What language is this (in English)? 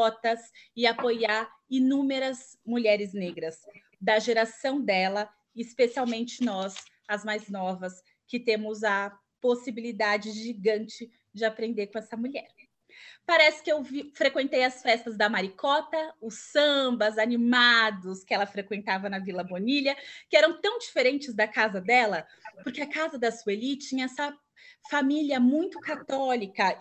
Portuguese